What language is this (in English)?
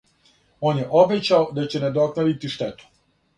Serbian